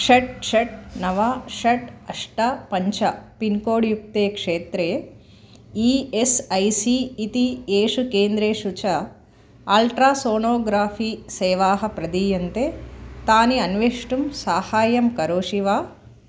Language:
Sanskrit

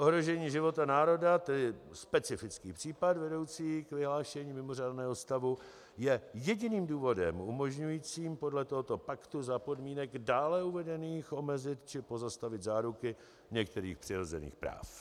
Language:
Czech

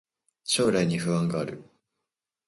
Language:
Japanese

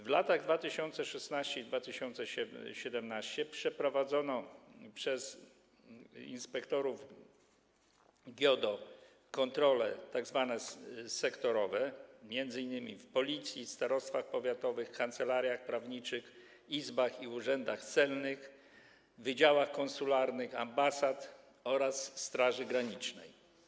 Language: Polish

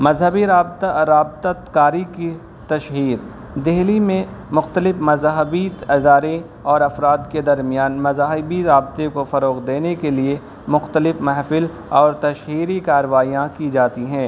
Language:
Urdu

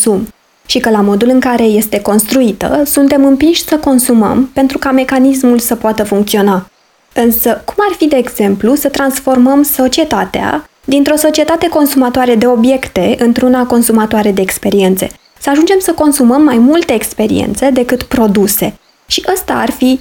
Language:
Romanian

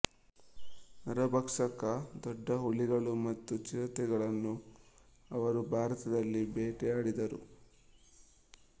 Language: Kannada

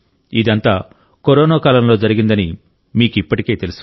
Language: Telugu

